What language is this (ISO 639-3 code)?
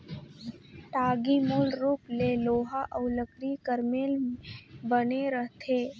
hne